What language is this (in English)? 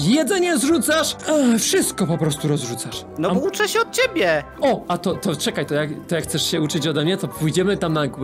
Polish